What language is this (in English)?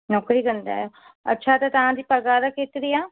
Sindhi